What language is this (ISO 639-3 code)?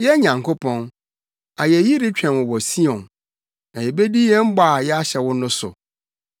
aka